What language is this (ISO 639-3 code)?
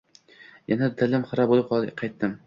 uzb